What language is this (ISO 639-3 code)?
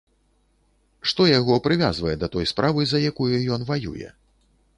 bel